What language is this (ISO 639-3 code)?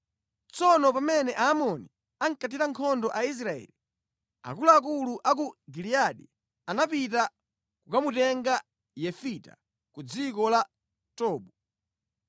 nya